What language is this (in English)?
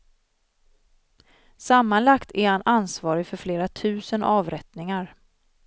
Swedish